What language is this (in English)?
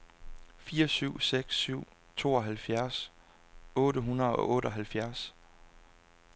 Danish